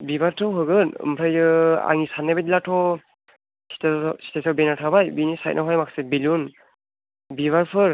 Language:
Bodo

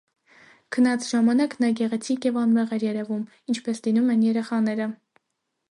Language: Armenian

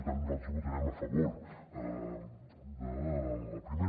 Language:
Catalan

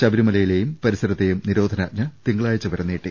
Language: Malayalam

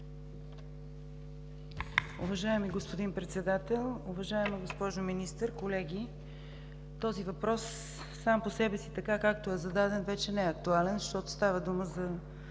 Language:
Bulgarian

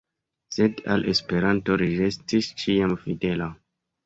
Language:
Esperanto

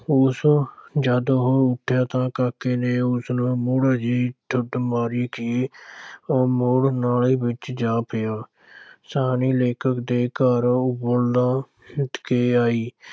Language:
Punjabi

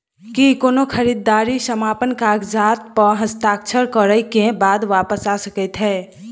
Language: Maithili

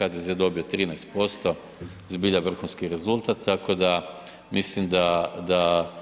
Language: Croatian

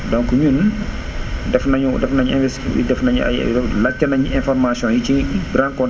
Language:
Wolof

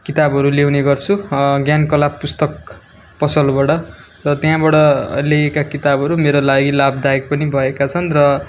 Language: Nepali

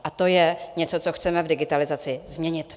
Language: Czech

